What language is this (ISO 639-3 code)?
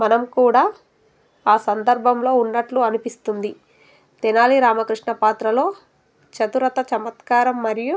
tel